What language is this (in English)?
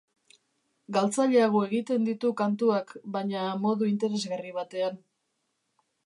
Basque